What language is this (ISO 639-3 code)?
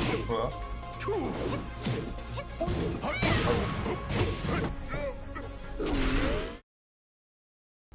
jpn